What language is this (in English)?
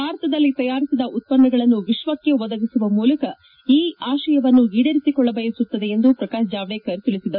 Kannada